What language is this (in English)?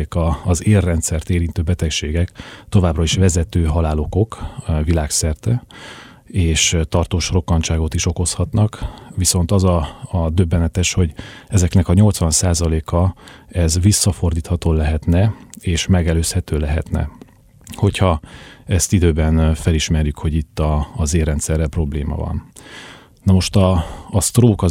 Hungarian